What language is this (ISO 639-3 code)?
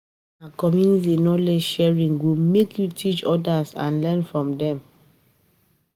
pcm